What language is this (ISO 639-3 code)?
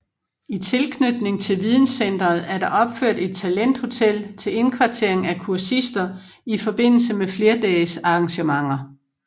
dan